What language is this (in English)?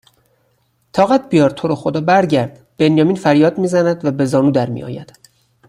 Persian